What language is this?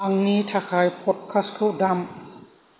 Bodo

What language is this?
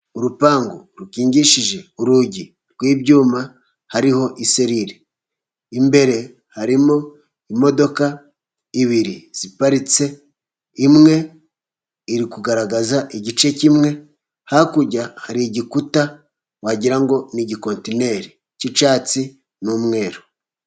Kinyarwanda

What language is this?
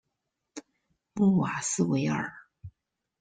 Chinese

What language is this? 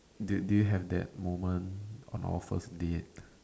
English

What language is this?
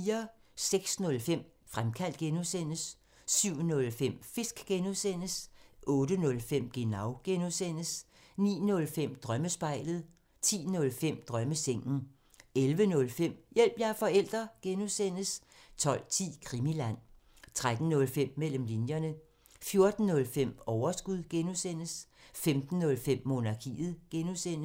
Danish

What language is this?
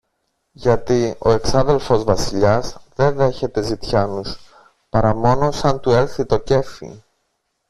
Greek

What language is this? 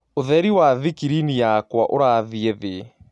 Kikuyu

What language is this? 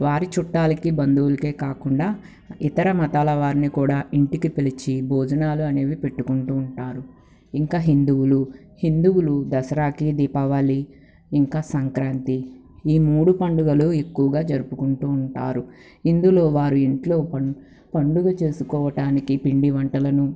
Telugu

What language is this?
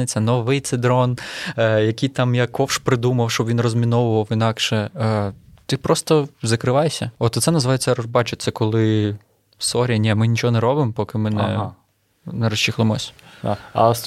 Ukrainian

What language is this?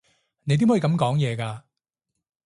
Cantonese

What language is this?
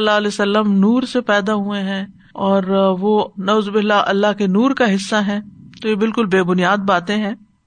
Urdu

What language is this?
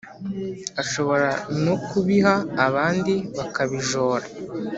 Kinyarwanda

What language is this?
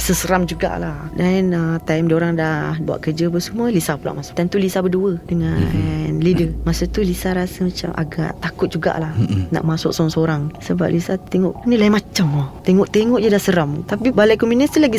Malay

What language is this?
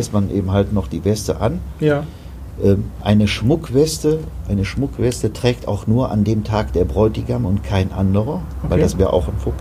German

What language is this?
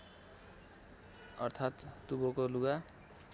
Nepali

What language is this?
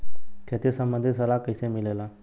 Bhojpuri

